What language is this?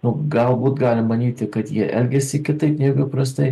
Lithuanian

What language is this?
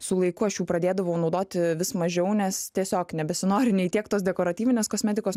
Lithuanian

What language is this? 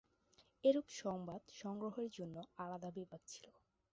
Bangla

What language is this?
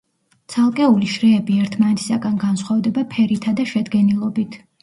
Georgian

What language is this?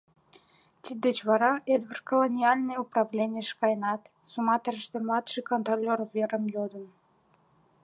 Mari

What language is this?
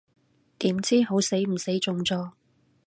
Cantonese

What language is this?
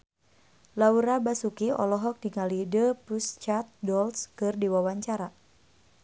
Sundanese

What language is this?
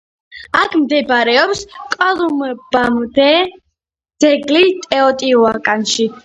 Georgian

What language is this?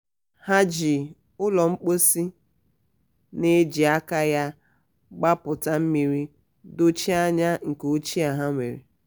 Igbo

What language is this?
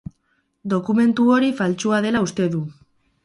Basque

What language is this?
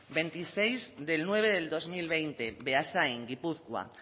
Spanish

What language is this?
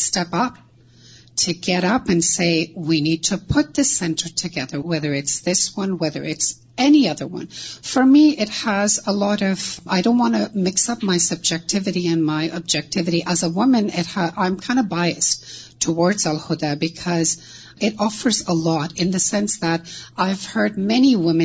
Urdu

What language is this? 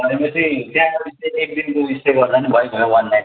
Nepali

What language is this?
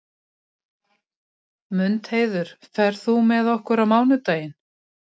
Icelandic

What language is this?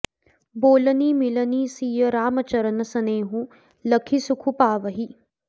Sanskrit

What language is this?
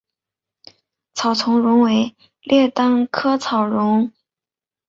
Chinese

